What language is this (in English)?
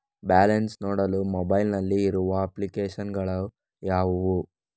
Kannada